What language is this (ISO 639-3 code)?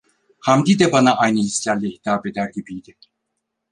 tur